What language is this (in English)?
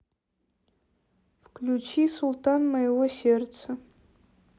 Russian